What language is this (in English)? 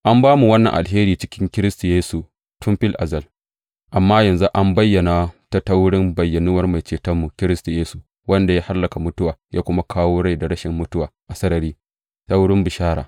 Hausa